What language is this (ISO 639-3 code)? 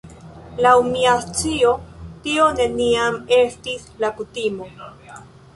epo